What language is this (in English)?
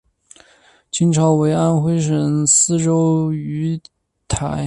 Chinese